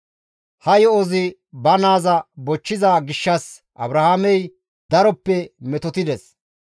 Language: Gamo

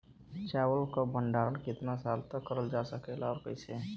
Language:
Bhojpuri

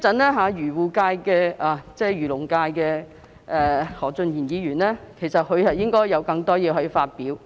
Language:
Cantonese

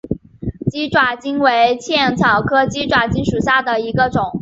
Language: Chinese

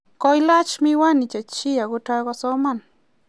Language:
Kalenjin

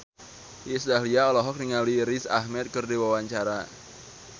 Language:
Sundanese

